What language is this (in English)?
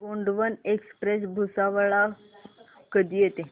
Marathi